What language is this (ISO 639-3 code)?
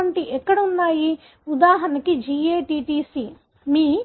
tel